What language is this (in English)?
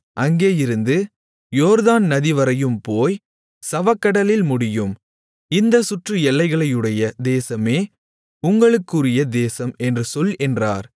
Tamil